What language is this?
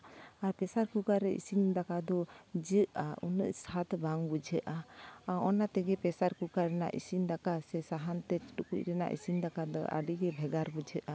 Santali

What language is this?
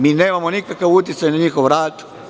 Serbian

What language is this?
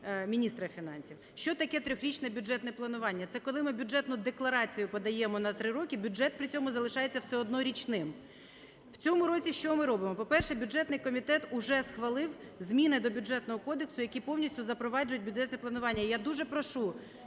Ukrainian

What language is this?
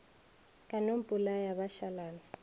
Northern Sotho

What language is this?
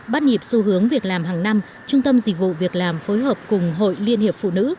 Vietnamese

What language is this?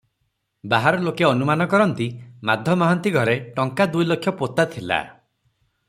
Odia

